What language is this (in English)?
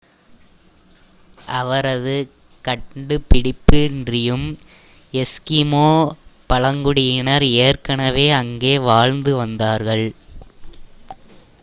Tamil